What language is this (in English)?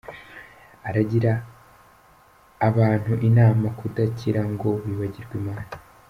Kinyarwanda